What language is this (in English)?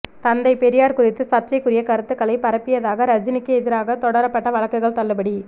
Tamil